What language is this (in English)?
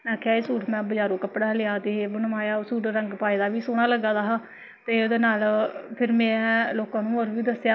Dogri